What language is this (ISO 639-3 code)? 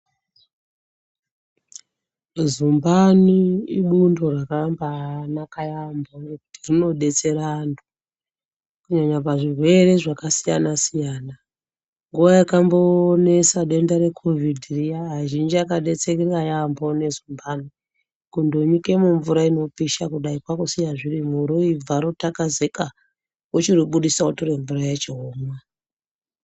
ndc